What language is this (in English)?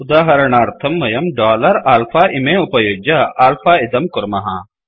Sanskrit